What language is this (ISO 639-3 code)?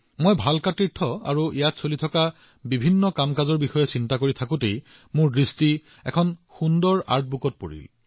asm